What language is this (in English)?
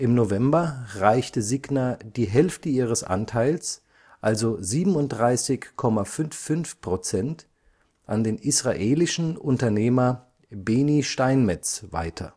German